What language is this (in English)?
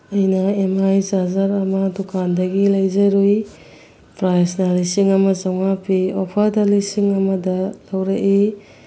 Manipuri